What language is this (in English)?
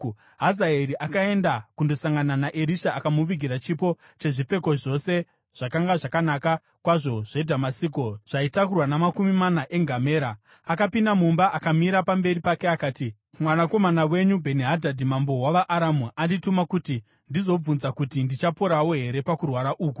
Shona